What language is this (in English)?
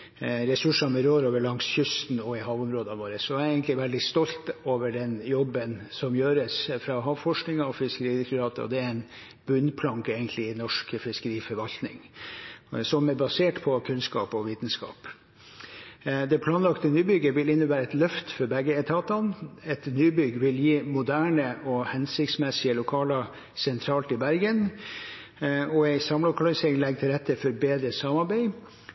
Norwegian Bokmål